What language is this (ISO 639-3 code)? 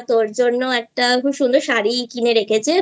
ben